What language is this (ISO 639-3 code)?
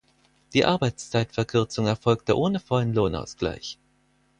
deu